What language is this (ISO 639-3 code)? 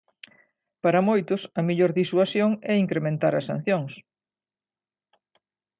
glg